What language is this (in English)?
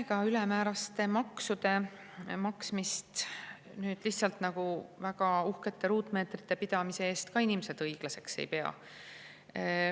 Estonian